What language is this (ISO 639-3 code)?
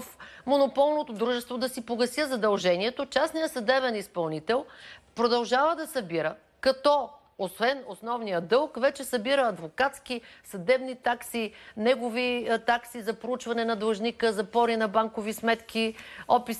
bul